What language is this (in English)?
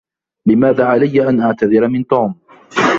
Arabic